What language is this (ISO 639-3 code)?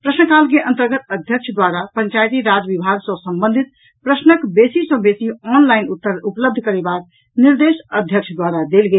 mai